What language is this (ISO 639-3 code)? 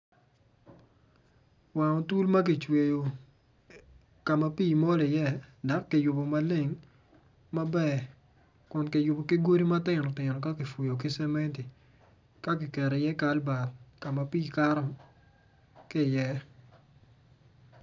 ach